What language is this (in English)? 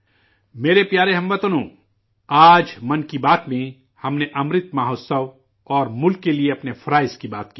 Urdu